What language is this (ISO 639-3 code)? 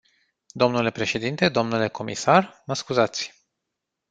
ron